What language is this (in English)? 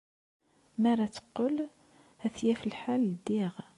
Kabyle